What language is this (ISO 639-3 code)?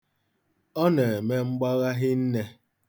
ibo